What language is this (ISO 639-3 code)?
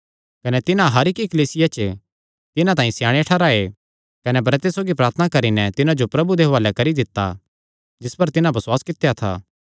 xnr